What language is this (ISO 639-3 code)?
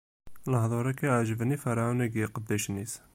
kab